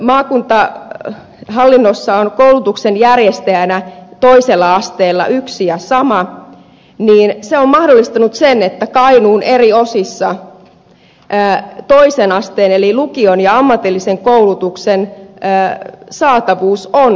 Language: Finnish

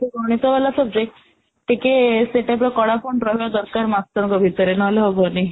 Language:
Odia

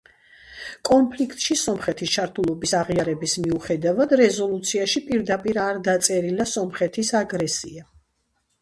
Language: Georgian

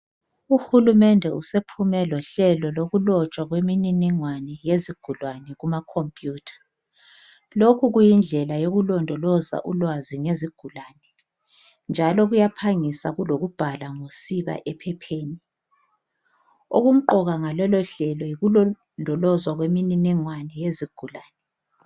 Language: North Ndebele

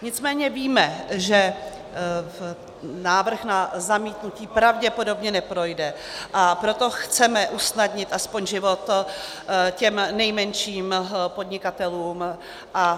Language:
Czech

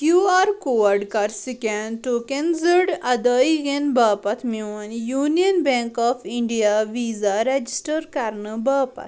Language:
Kashmiri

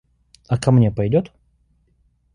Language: Russian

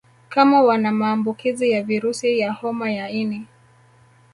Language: Swahili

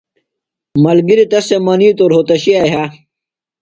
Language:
Phalura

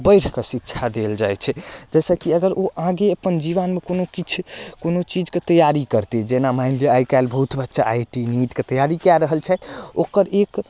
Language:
Maithili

